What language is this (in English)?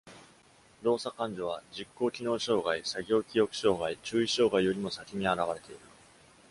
Japanese